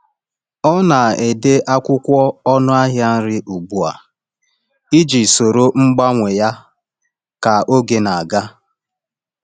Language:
Igbo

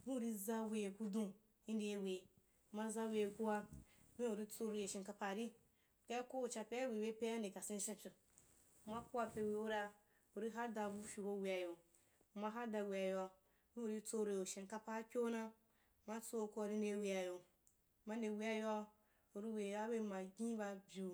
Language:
Wapan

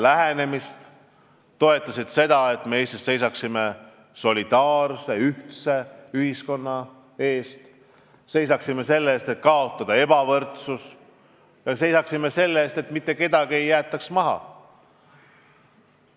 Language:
Estonian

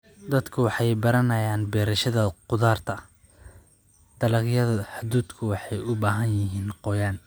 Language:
Somali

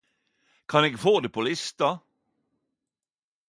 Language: Norwegian Nynorsk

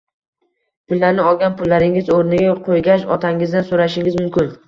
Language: Uzbek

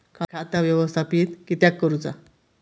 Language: Marathi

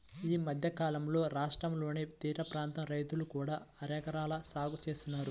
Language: Telugu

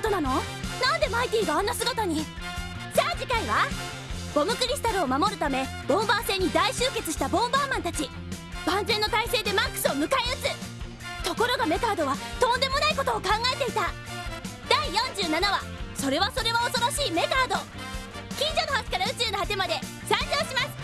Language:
Japanese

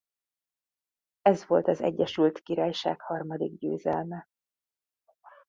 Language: Hungarian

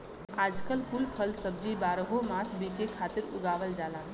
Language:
Bhojpuri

